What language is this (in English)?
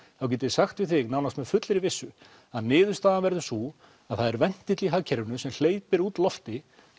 Icelandic